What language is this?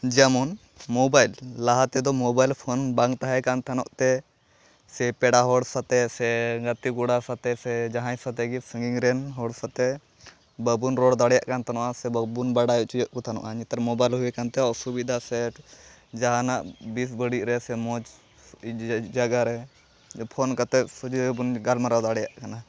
Santali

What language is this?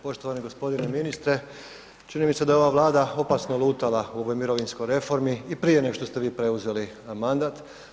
Croatian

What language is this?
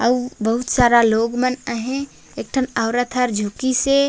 Chhattisgarhi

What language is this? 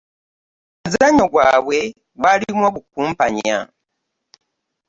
Ganda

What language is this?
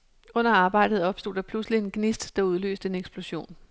Danish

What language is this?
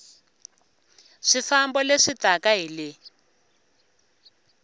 Tsonga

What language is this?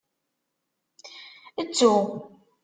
Kabyle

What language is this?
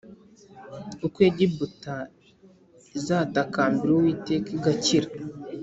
Kinyarwanda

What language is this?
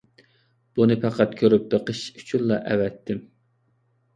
Uyghur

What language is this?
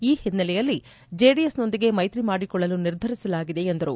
Kannada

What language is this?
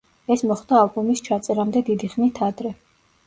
Georgian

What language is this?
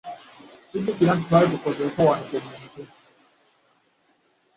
Ganda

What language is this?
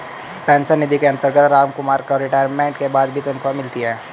Hindi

